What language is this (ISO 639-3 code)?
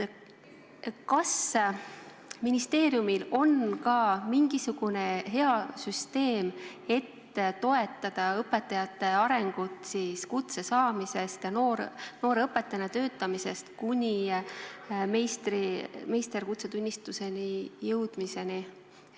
est